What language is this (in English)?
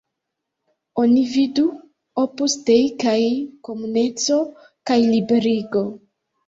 Esperanto